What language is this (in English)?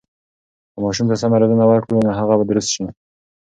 Pashto